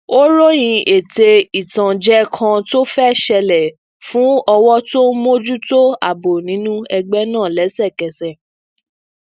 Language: Yoruba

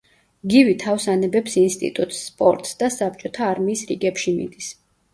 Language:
Georgian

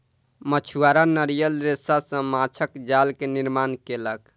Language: Maithili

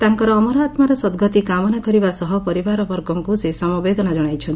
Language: Odia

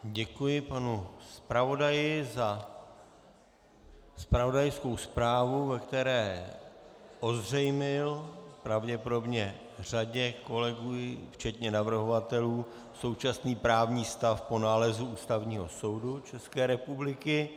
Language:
Czech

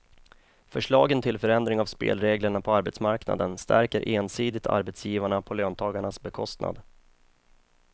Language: Swedish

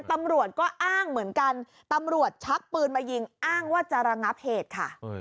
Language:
Thai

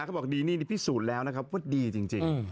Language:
Thai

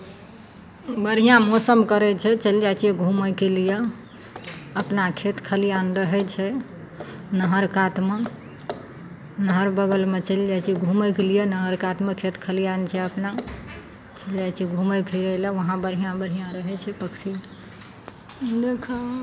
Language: Maithili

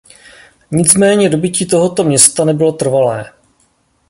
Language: Czech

